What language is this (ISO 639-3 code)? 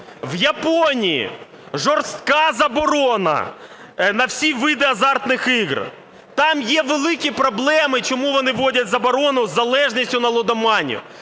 ukr